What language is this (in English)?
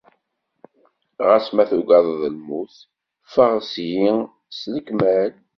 Kabyle